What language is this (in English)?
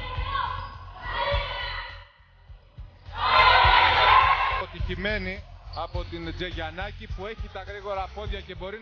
Greek